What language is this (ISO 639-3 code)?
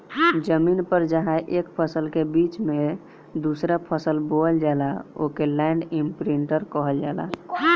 bho